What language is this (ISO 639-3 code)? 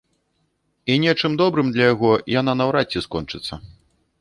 bel